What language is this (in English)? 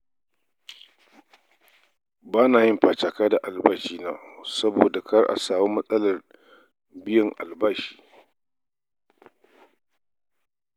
Hausa